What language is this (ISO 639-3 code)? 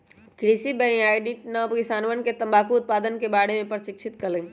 mag